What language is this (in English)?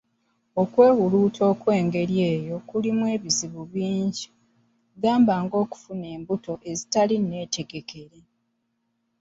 Ganda